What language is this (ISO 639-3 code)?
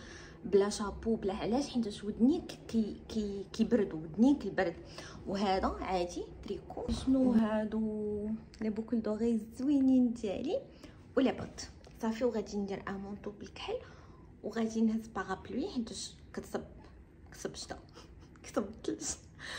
ara